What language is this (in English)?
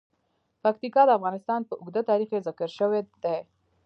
Pashto